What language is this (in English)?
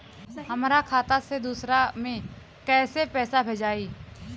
Bhojpuri